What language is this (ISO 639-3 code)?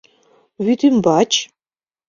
chm